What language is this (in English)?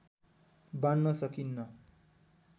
Nepali